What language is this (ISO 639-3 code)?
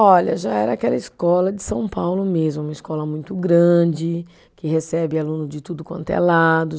por